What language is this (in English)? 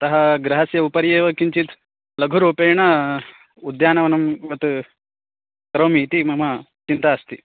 Sanskrit